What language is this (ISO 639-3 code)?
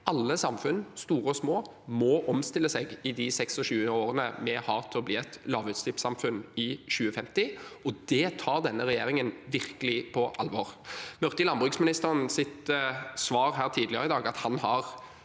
nor